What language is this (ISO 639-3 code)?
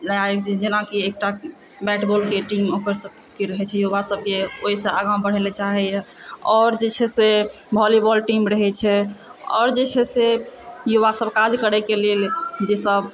mai